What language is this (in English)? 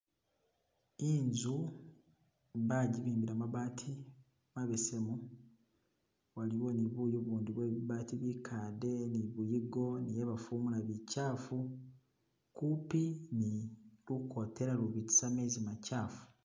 Masaaba